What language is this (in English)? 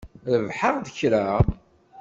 Kabyle